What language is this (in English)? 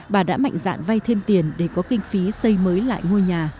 Vietnamese